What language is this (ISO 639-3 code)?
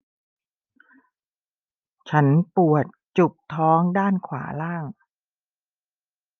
tha